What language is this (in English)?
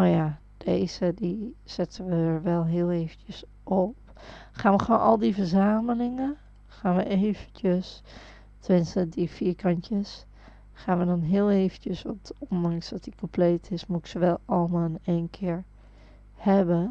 Dutch